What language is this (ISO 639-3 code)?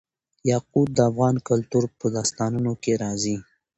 pus